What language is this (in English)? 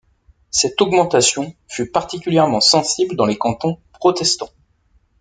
French